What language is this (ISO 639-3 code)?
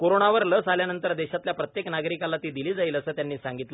mar